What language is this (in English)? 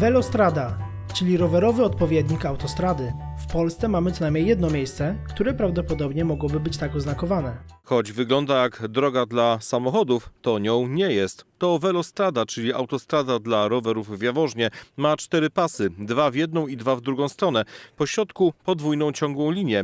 Polish